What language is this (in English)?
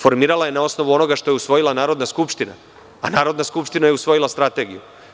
Serbian